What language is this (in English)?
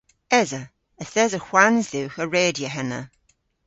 Cornish